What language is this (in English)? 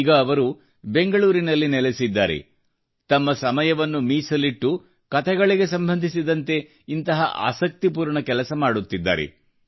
Kannada